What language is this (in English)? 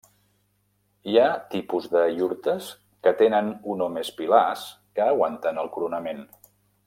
Catalan